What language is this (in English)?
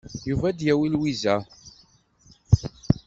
Kabyle